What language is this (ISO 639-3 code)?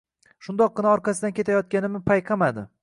uzb